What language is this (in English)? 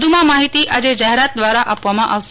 Gujarati